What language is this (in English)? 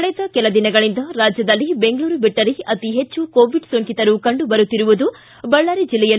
Kannada